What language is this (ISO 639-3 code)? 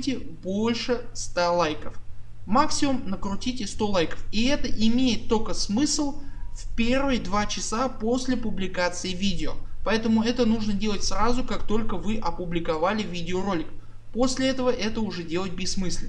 rus